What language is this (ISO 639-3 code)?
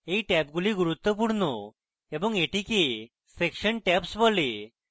ben